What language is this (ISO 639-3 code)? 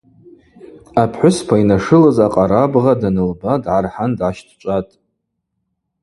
abq